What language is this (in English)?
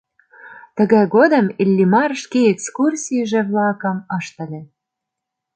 Mari